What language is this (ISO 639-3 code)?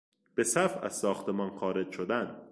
fas